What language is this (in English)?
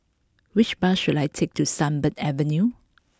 English